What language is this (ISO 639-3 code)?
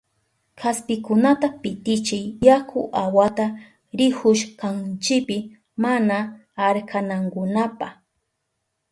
qup